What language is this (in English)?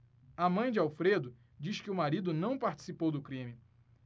Portuguese